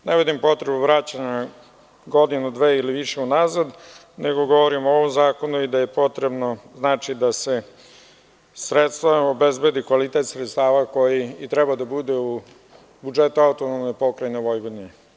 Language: Serbian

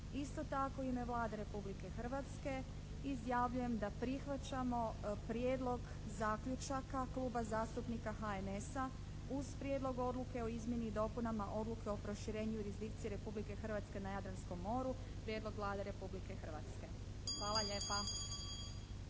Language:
Croatian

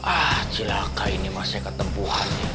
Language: Indonesian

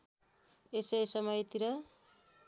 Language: Nepali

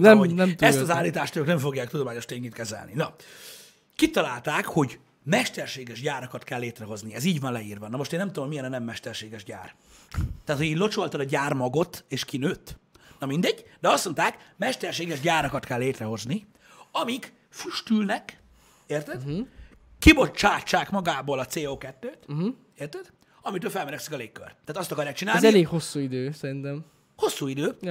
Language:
Hungarian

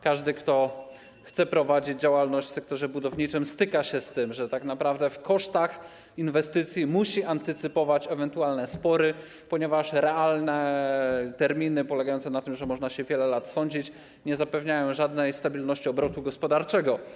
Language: Polish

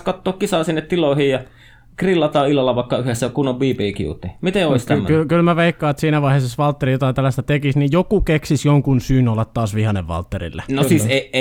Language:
Finnish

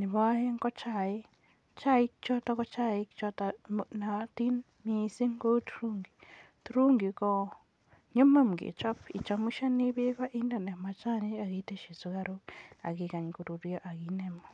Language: Kalenjin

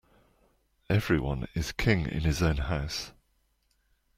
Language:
English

